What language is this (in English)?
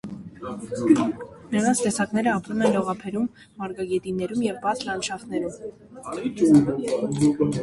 Armenian